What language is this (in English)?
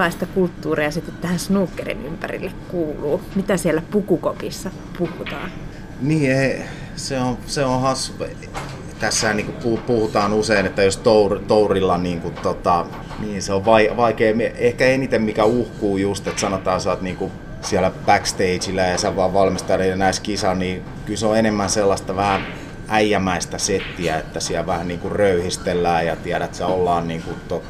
Finnish